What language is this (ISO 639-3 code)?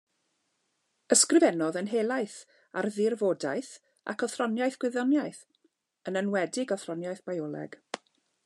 cym